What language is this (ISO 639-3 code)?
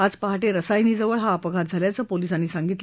mar